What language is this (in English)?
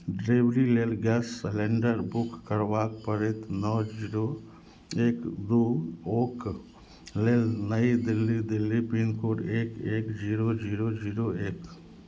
Maithili